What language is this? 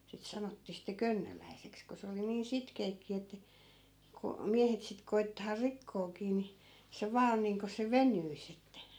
Finnish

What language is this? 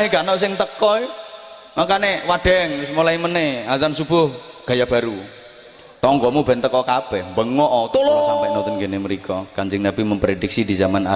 Indonesian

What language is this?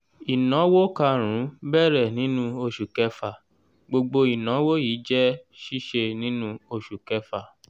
Yoruba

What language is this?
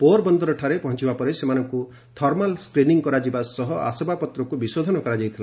Odia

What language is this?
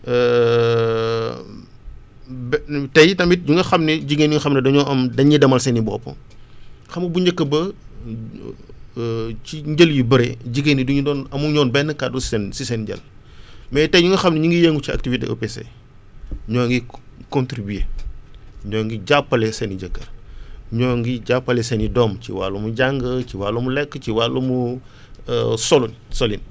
Wolof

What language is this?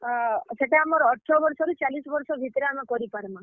Odia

